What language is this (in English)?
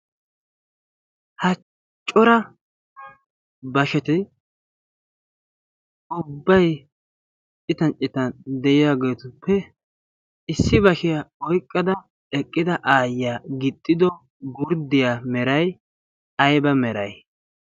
Wolaytta